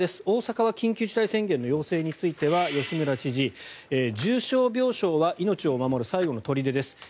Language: Japanese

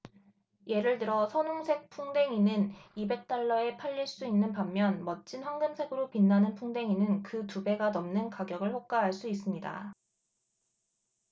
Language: Korean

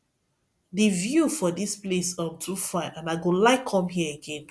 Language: Nigerian Pidgin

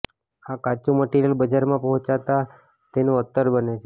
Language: Gujarati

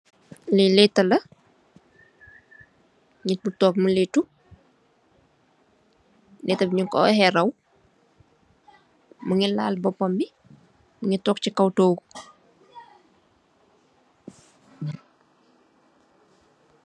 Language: Wolof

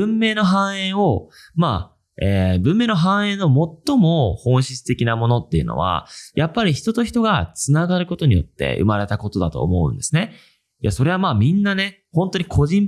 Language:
Japanese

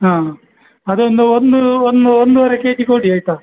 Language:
Kannada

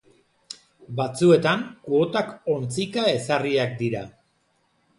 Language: Basque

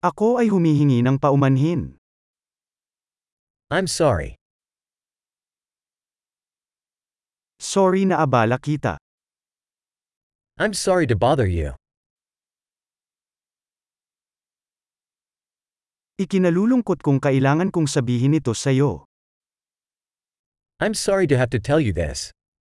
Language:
Filipino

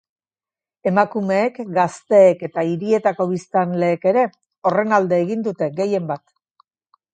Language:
Basque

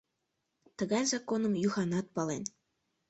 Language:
Mari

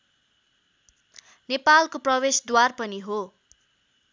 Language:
Nepali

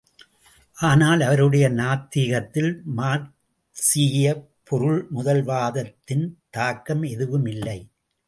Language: Tamil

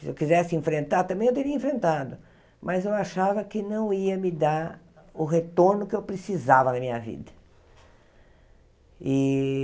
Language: Portuguese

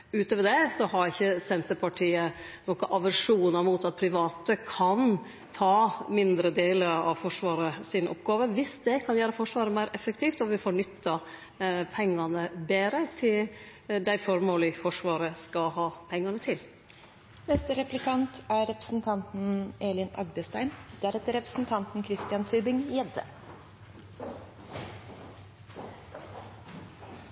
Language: Norwegian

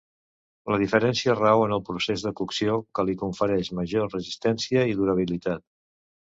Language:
Catalan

